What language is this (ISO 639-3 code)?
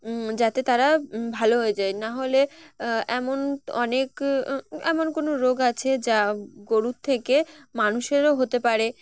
ben